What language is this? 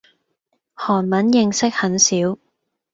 Cantonese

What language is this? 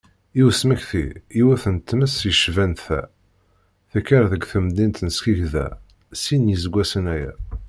Kabyle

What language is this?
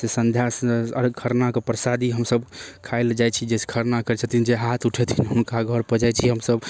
Maithili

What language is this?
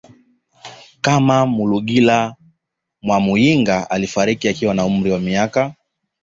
Swahili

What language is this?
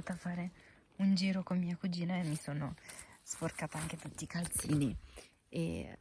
Italian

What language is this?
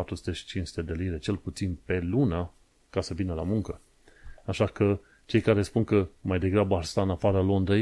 Romanian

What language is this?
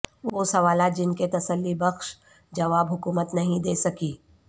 Urdu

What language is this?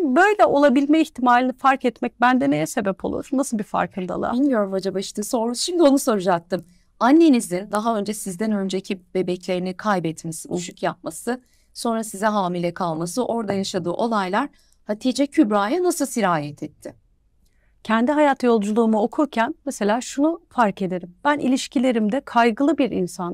Turkish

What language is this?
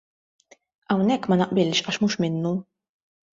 Maltese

